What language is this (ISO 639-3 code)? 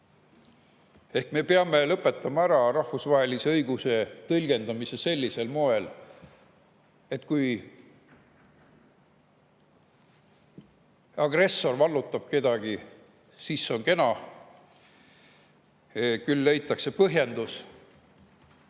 est